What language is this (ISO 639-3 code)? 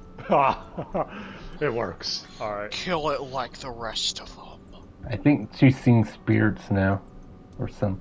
eng